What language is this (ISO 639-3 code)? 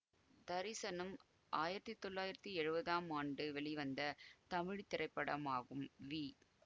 tam